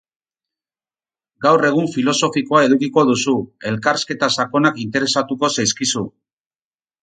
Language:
Basque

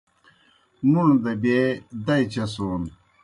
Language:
Kohistani Shina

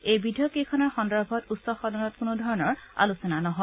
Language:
Assamese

